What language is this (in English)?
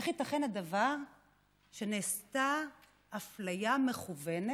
Hebrew